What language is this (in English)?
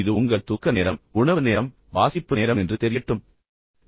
Tamil